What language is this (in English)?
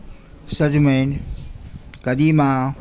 Maithili